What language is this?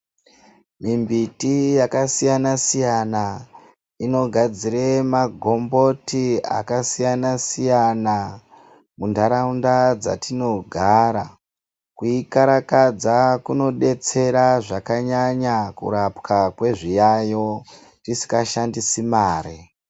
Ndau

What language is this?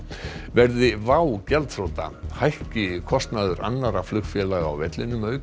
Icelandic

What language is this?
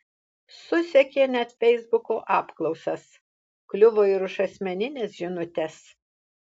Lithuanian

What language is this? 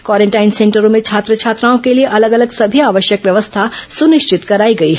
Hindi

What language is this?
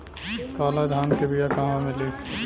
Bhojpuri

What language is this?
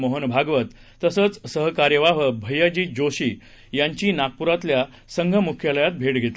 Marathi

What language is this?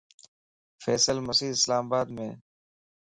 Lasi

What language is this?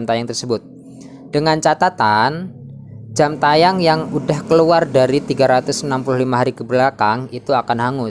Indonesian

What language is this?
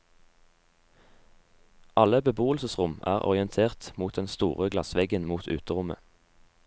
Norwegian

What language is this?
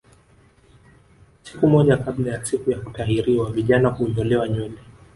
Swahili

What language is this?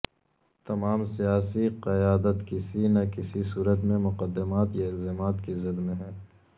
Urdu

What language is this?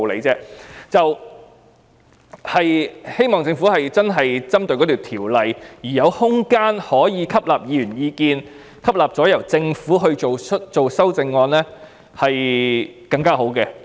Cantonese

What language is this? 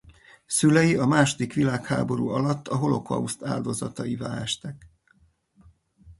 Hungarian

